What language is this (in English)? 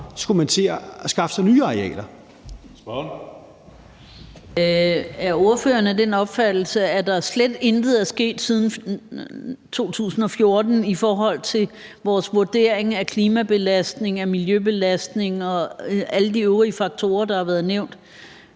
Danish